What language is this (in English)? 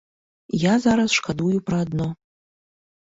Belarusian